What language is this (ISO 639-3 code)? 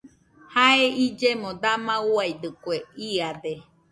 hux